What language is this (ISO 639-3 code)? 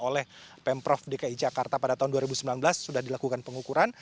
ind